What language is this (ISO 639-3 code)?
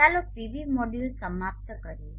guj